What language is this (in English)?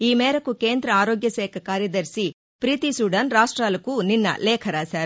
Telugu